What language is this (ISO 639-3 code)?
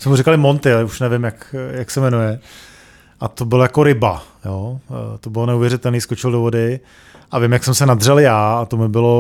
ces